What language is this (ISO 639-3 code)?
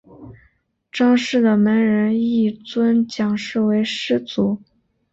zho